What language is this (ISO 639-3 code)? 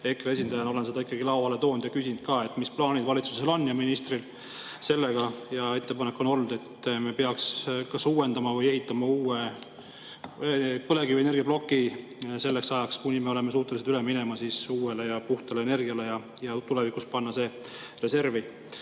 est